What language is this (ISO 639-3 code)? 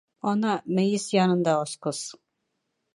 bak